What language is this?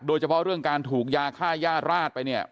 Thai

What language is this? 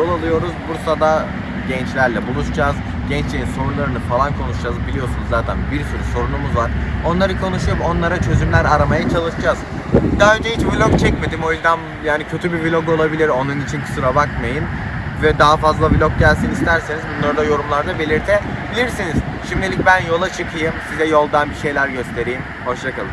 Turkish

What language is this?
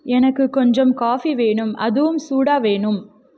Tamil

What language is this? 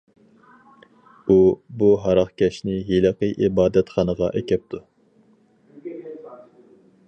Uyghur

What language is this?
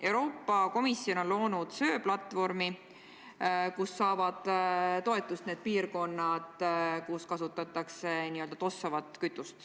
Estonian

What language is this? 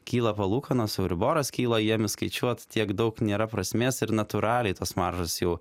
Lithuanian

